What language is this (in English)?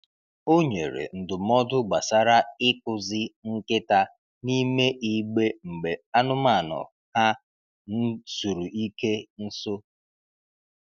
Igbo